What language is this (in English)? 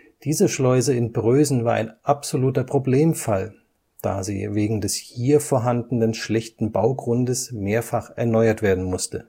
German